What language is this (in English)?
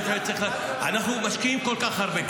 Hebrew